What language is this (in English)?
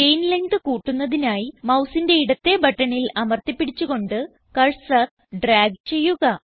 Malayalam